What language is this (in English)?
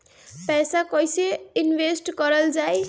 Bhojpuri